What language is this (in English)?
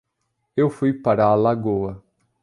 Portuguese